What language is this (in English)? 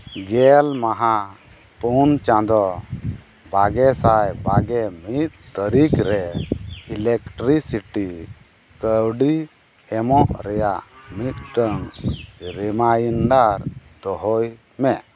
Santali